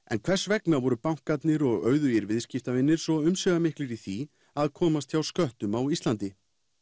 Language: Icelandic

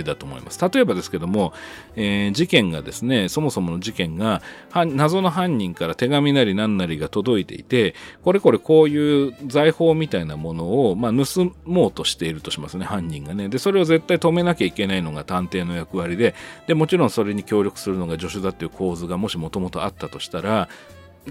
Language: Japanese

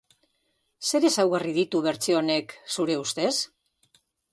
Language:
Basque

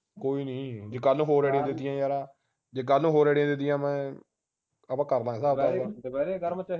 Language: Punjabi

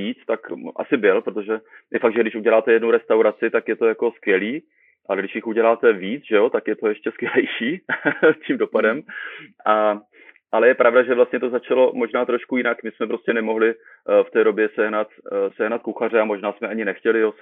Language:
Czech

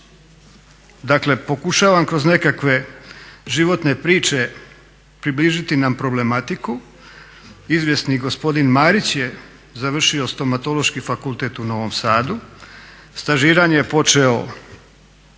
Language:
Croatian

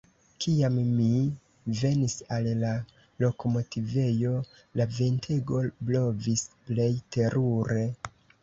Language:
Esperanto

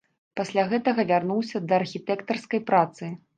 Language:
Belarusian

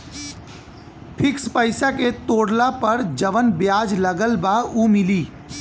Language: Bhojpuri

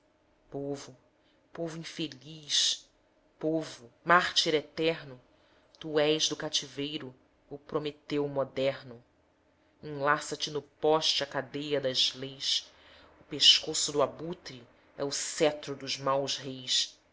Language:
Portuguese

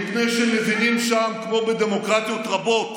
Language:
Hebrew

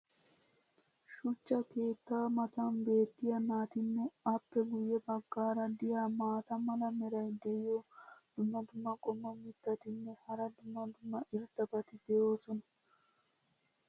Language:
Wolaytta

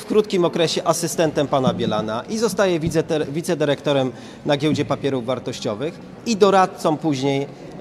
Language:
Polish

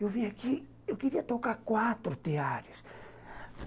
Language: Portuguese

